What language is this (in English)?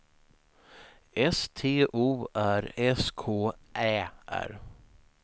Swedish